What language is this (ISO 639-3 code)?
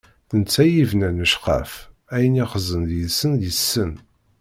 kab